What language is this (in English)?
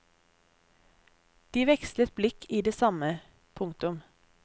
Norwegian